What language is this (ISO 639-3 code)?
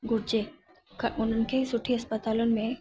snd